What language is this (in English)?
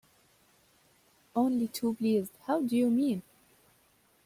English